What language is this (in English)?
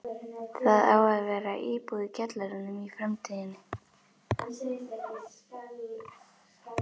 Icelandic